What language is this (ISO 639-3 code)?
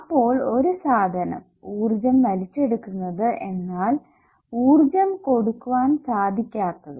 mal